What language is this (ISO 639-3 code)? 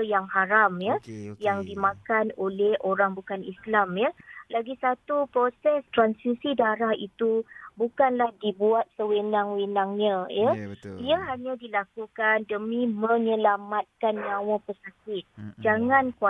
msa